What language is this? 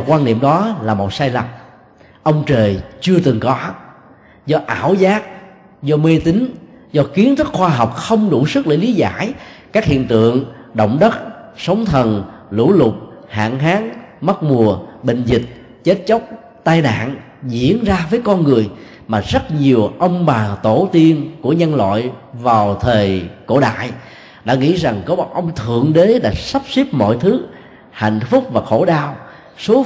Vietnamese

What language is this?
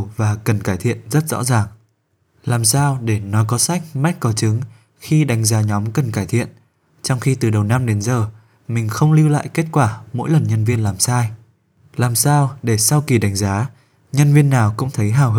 Vietnamese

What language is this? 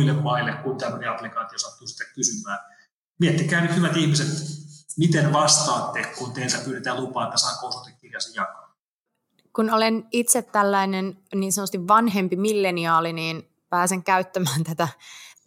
Finnish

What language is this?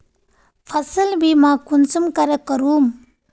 Magahi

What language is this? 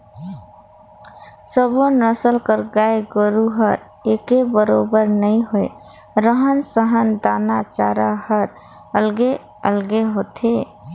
Chhattisgarhi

